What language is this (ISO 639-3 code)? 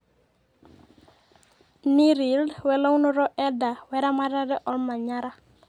mas